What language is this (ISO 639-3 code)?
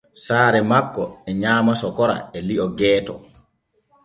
fue